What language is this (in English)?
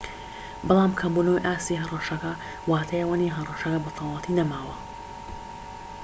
Central Kurdish